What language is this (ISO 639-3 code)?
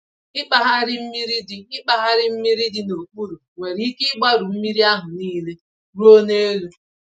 ibo